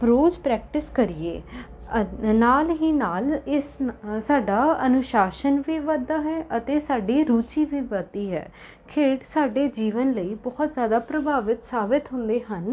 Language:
Punjabi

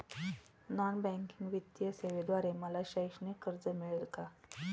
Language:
Marathi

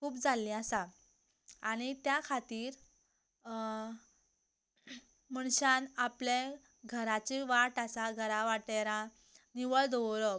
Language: Konkani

